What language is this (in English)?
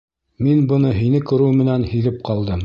Bashkir